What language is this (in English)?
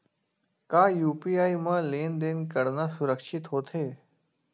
Chhattisgarhi